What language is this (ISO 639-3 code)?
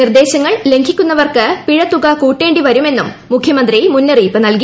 mal